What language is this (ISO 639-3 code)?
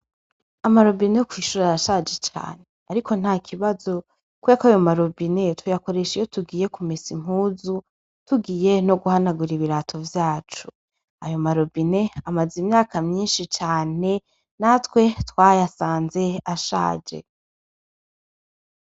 run